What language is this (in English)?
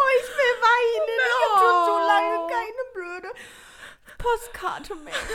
German